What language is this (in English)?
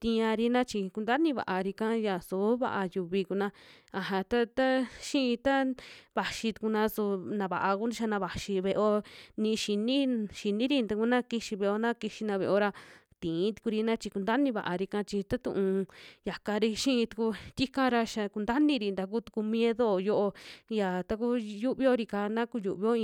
Western Juxtlahuaca Mixtec